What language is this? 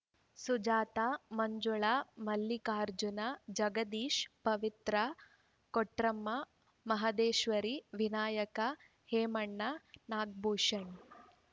Kannada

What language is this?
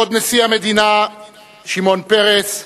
Hebrew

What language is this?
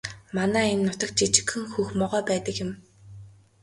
Mongolian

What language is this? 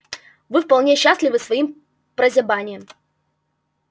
Russian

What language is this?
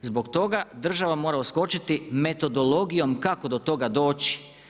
Croatian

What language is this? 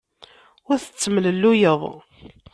Kabyle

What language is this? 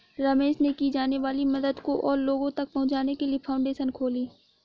Hindi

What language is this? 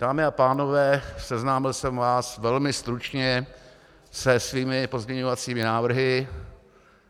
Czech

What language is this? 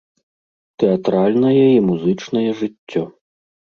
Belarusian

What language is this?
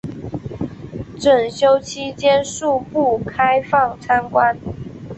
Chinese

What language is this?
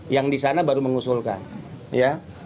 Indonesian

